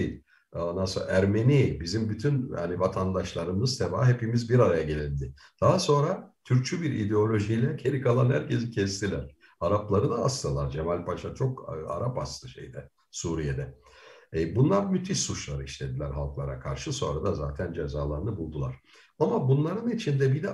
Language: Turkish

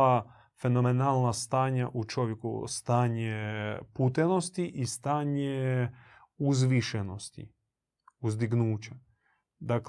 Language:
Croatian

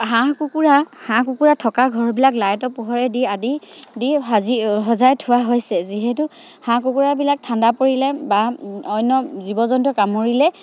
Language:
Assamese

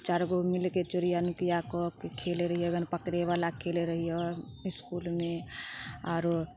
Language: Maithili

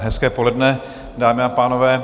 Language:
Czech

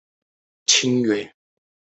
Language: Chinese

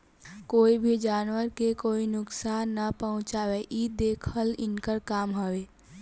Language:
Bhojpuri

